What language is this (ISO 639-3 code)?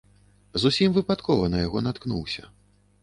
bel